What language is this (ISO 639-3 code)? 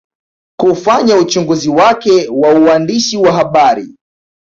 swa